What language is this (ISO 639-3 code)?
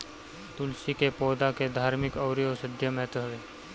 bho